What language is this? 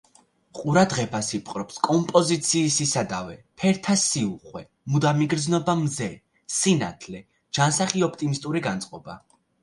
Georgian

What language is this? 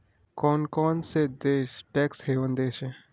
Hindi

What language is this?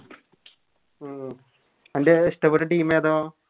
Malayalam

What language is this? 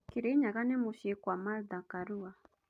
Kikuyu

